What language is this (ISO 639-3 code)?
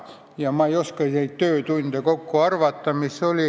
est